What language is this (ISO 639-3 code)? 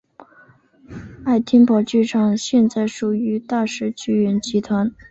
zho